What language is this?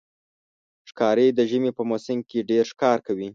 Pashto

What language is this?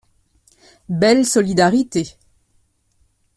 French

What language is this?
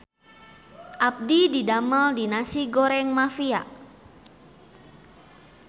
Sundanese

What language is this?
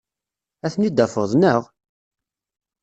Kabyle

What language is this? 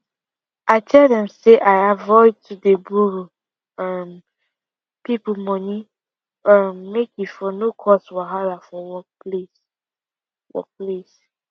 Nigerian Pidgin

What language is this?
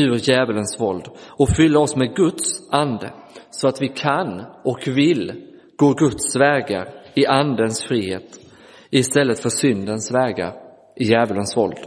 Swedish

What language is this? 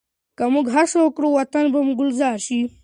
Pashto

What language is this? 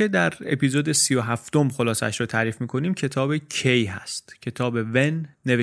Persian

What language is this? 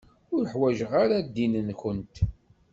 Kabyle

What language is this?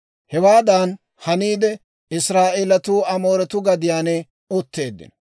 Dawro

